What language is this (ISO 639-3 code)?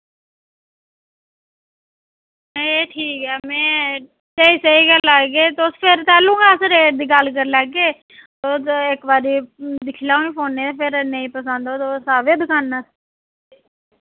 doi